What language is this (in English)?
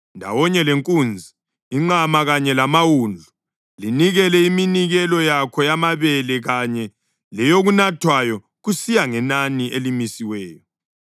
North Ndebele